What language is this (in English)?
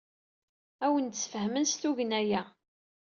Kabyle